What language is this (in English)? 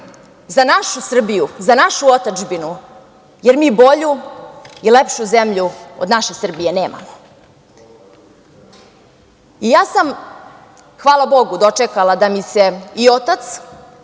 Serbian